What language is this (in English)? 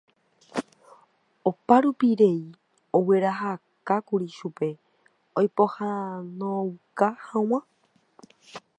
Guarani